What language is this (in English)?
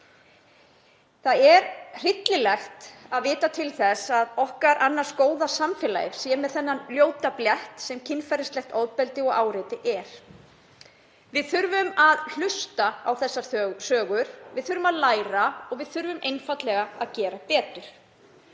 Icelandic